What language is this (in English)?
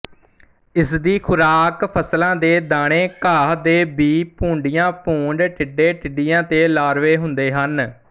Punjabi